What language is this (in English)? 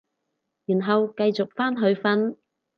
Cantonese